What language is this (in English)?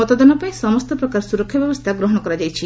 Odia